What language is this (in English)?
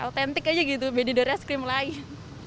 Indonesian